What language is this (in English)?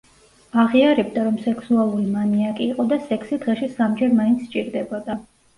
Georgian